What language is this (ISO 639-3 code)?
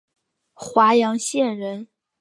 zho